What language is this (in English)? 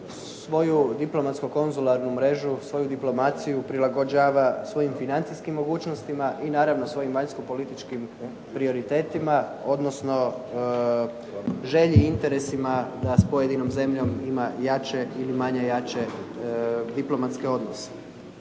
Croatian